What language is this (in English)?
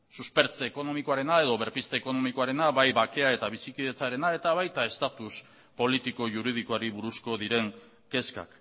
Basque